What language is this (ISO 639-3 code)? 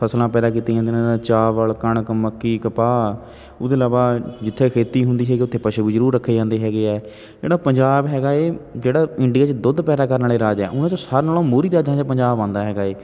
pan